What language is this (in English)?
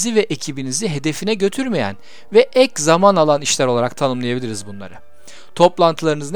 Turkish